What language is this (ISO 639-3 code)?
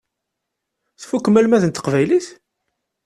kab